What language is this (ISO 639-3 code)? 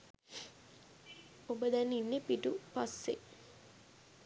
sin